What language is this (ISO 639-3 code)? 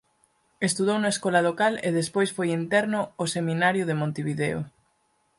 glg